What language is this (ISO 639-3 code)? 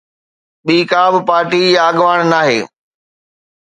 snd